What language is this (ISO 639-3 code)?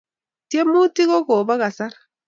kln